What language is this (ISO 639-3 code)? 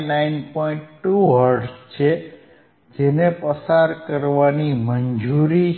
guj